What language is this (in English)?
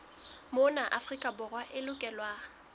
Southern Sotho